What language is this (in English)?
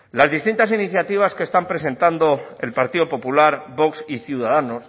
Spanish